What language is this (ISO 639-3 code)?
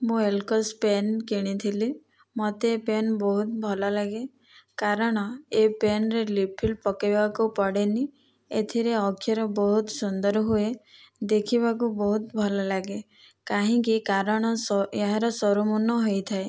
ori